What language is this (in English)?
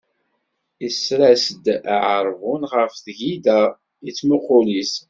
Kabyle